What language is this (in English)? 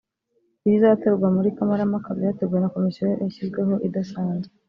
Kinyarwanda